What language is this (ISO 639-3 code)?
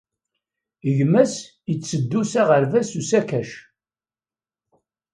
kab